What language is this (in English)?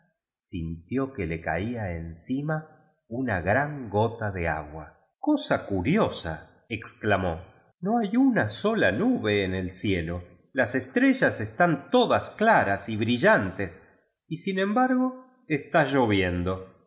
Spanish